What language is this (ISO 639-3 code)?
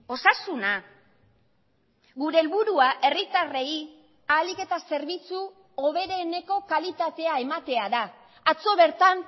eus